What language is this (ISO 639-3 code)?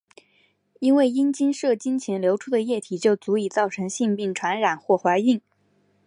zho